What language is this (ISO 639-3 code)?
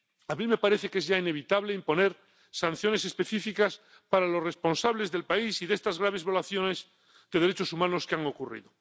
spa